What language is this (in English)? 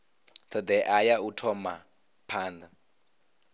Venda